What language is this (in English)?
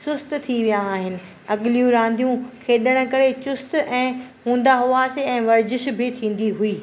Sindhi